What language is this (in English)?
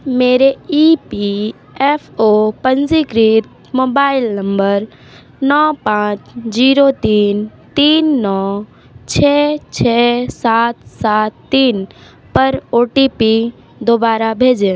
Hindi